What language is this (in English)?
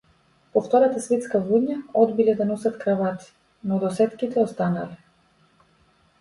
Macedonian